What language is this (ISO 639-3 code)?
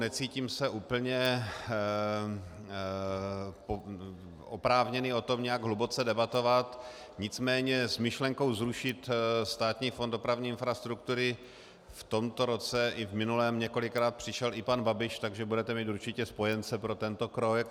ces